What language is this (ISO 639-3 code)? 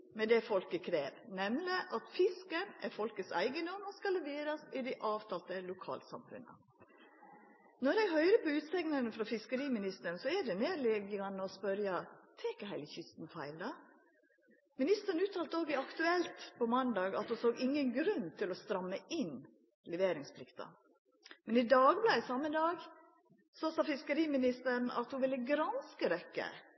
nno